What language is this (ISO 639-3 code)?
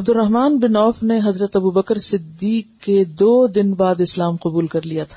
urd